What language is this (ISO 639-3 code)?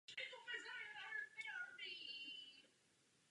ces